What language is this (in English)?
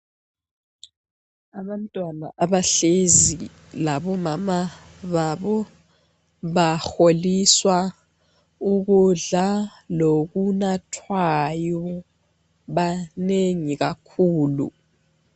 North Ndebele